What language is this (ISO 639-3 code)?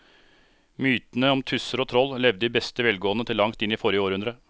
nor